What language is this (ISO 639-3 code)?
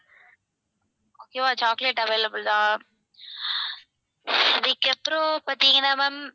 tam